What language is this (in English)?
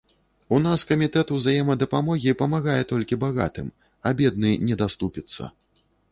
Belarusian